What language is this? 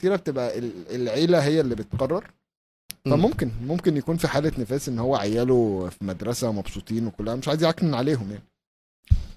Arabic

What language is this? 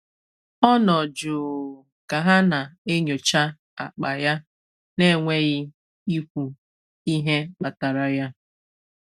Igbo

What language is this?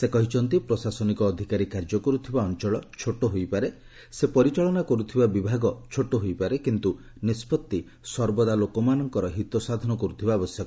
Odia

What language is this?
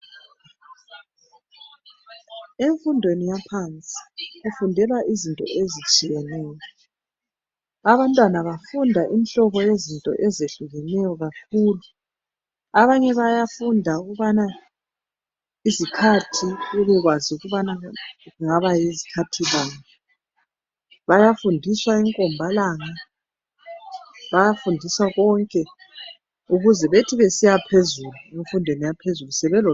North Ndebele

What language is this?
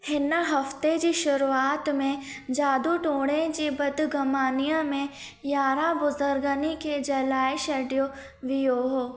Sindhi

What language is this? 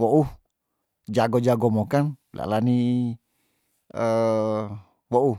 Tondano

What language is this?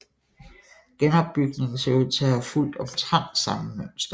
Danish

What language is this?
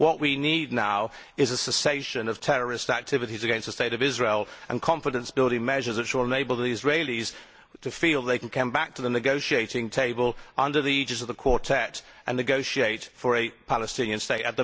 English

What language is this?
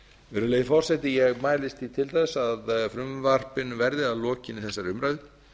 Icelandic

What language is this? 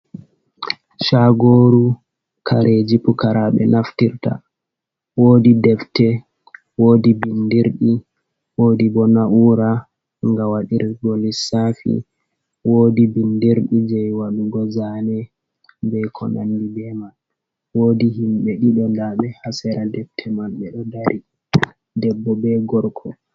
Fula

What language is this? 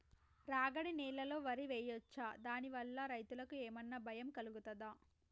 Telugu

